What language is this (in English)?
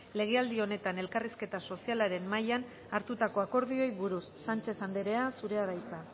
Basque